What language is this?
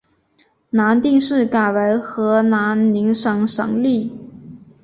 Chinese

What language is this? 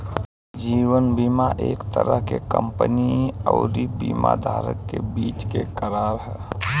Bhojpuri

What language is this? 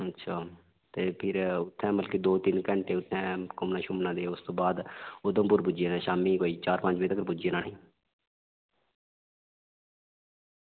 Dogri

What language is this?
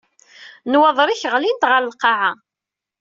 Kabyle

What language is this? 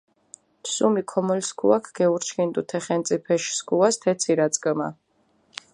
Mingrelian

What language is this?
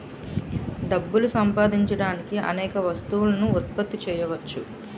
Telugu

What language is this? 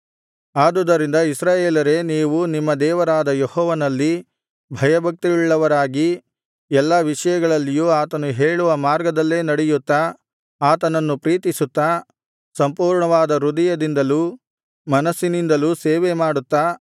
Kannada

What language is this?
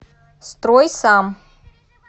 Russian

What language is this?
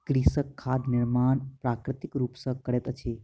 Maithili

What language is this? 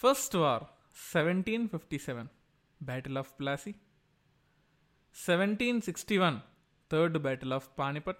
Telugu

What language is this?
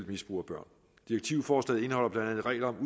Danish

